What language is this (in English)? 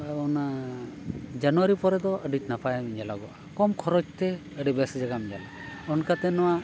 Santali